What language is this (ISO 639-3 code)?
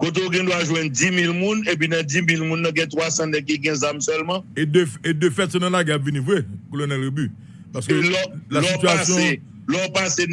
fra